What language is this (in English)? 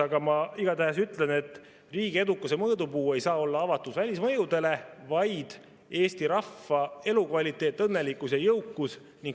Estonian